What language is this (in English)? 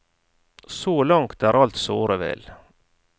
Norwegian